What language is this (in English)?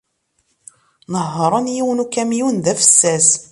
Kabyle